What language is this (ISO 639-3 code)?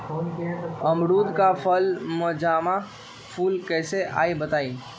mag